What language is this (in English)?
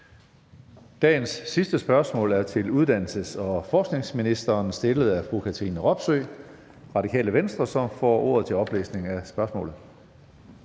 Danish